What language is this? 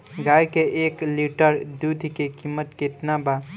Bhojpuri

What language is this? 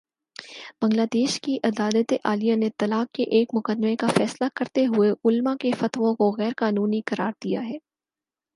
Urdu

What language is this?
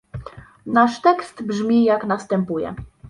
Polish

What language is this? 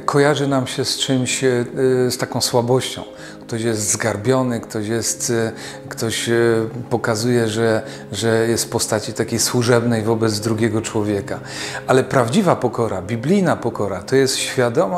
Polish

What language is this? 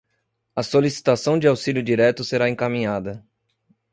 Portuguese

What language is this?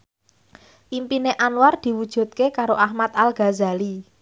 Javanese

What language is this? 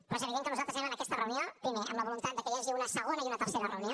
Catalan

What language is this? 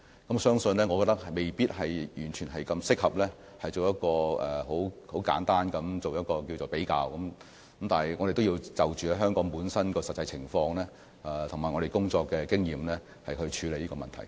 Cantonese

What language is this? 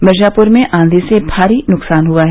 Hindi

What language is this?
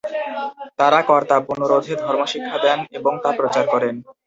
Bangla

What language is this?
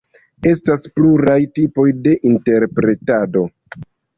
Esperanto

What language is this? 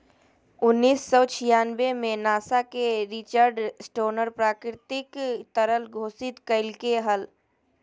Magahi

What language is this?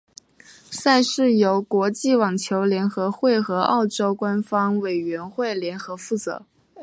Chinese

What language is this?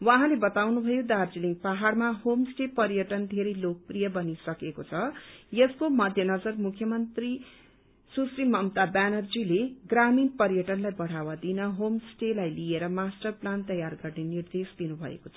Nepali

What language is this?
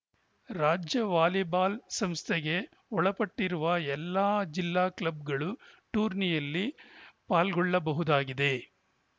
Kannada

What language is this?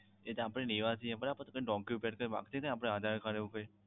Gujarati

